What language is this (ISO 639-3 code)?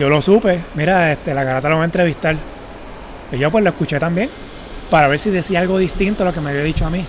spa